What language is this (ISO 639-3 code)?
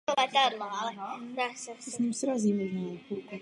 ces